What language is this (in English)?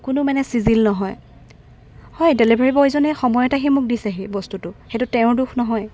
Assamese